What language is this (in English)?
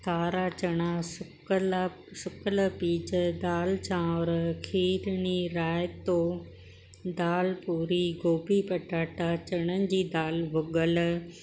Sindhi